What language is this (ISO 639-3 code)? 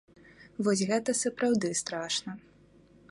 bel